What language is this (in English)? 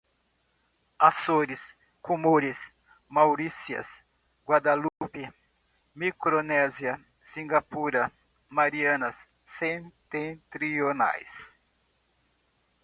Portuguese